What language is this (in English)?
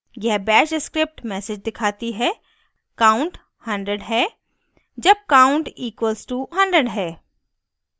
Hindi